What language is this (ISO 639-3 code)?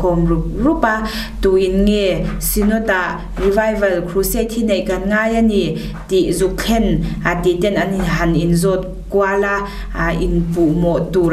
tha